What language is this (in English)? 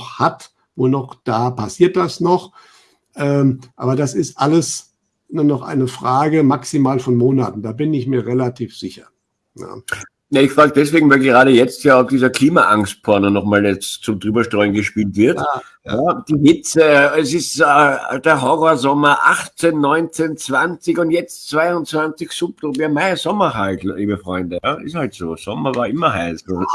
German